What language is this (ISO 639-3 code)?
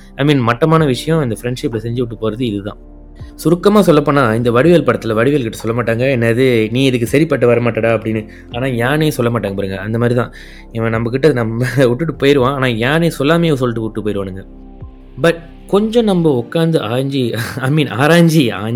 tam